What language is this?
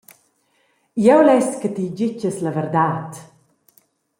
Romansh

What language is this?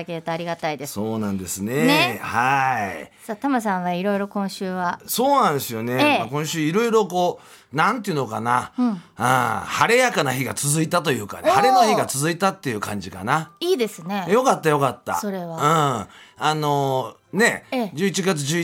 Japanese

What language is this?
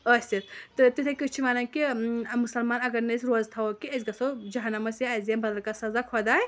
Kashmiri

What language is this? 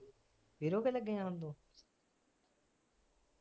Punjabi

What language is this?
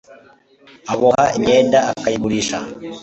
Kinyarwanda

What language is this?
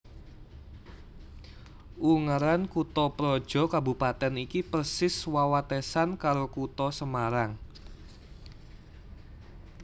Javanese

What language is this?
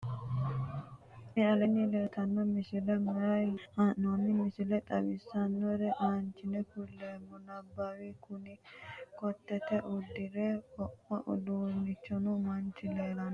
Sidamo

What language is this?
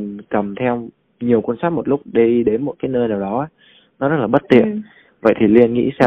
Vietnamese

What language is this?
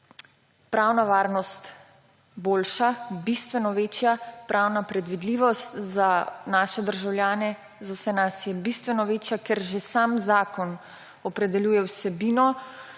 Slovenian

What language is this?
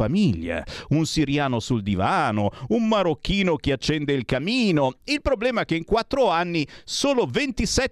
Italian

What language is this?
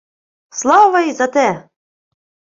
Ukrainian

